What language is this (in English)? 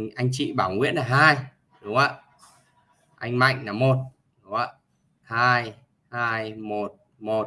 Vietnamese